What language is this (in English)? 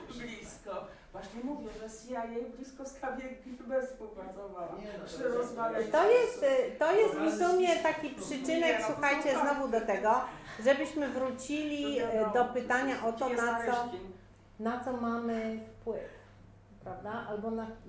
Polish